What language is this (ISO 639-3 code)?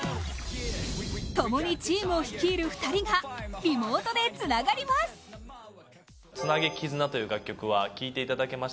jpn